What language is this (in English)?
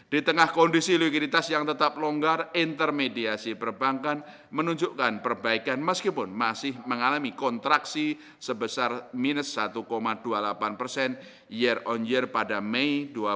Indonesian